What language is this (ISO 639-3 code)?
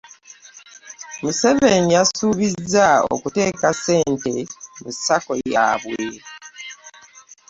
lug